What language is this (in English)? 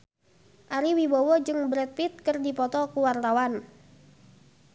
Sundanese